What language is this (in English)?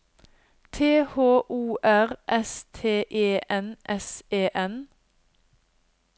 Norwegian